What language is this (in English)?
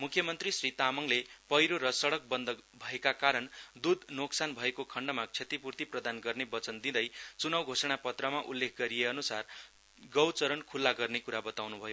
Nepali